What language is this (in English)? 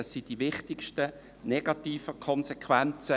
Swiss German